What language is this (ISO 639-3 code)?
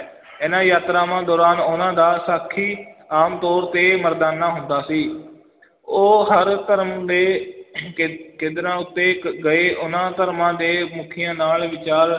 pan